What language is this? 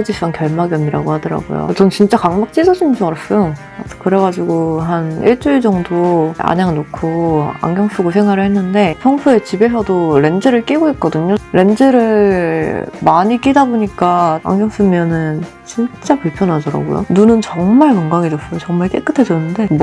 Korean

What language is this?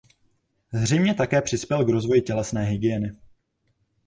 Czech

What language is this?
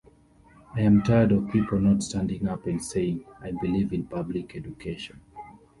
English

